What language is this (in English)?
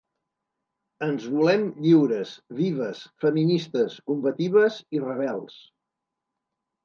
Catalan